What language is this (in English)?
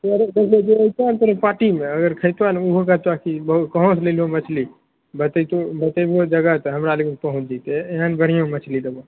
Maithili